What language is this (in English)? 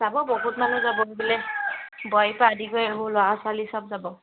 Assamese